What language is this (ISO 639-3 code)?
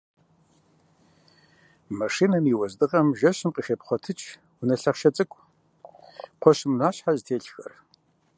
kbd